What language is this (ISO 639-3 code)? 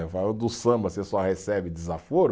por